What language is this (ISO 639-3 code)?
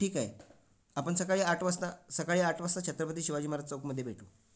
mar